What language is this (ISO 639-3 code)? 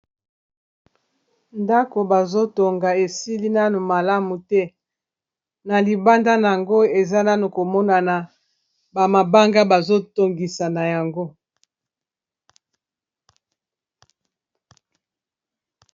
lin